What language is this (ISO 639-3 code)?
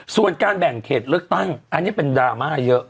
tha